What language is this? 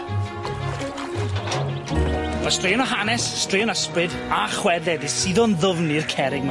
Welsh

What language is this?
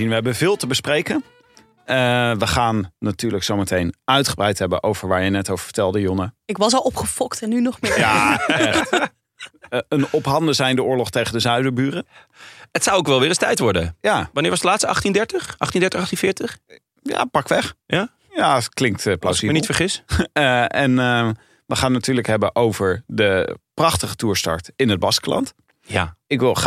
Dutch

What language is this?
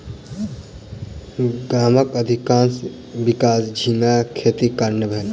Maithili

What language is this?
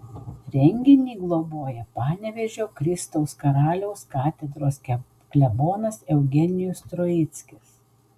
Lithuanian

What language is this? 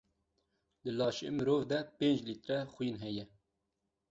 Kurdish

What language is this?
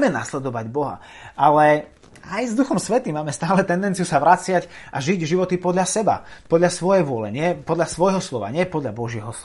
Slovak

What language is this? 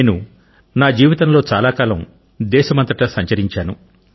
Telugu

